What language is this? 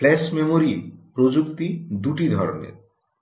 Bangla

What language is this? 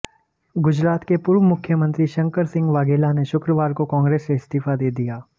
Hindi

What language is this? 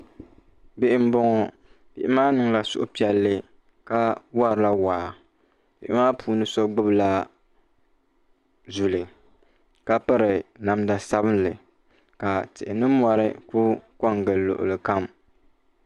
Dagbani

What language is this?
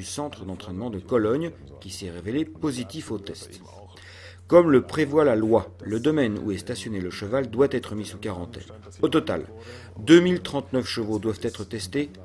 French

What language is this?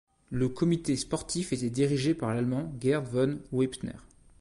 French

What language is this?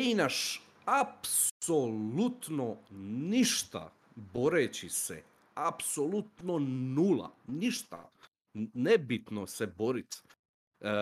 Croatian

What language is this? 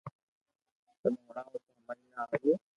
Loarki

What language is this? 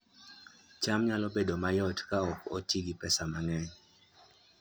Luo (Kenya and Tanzania)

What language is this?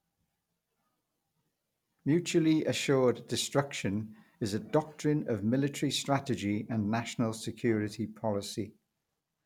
English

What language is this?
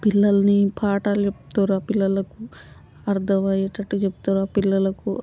Telugu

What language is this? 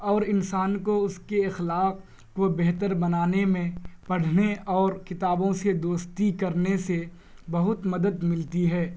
Urdu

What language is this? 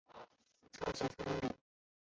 Chinese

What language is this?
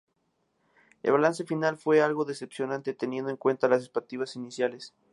Spanish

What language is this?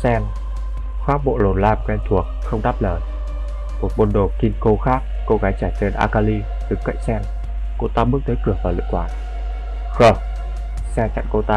Vietnamese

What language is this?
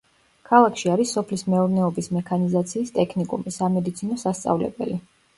Georgian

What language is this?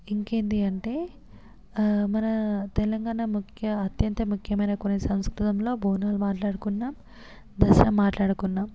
Telugu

